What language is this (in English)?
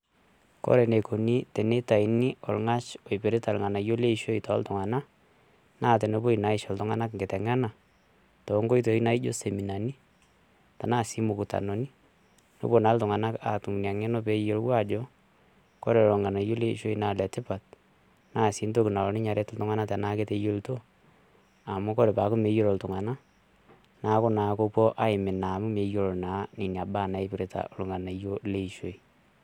Masai